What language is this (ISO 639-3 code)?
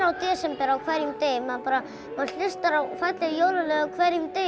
isl